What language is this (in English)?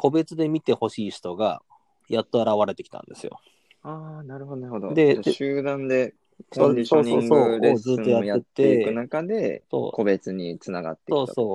Japanese